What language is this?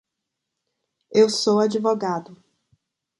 Portuguese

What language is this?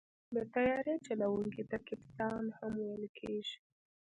Pashto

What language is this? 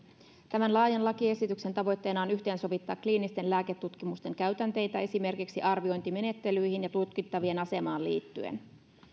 Finnish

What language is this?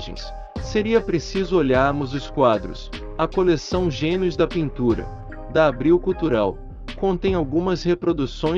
Portuguese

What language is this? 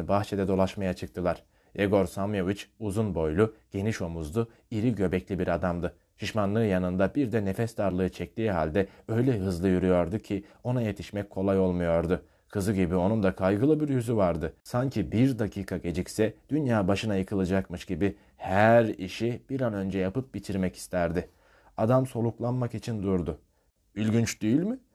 Turkish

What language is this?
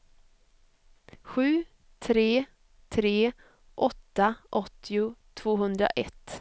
Swedish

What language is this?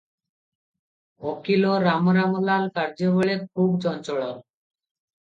Odia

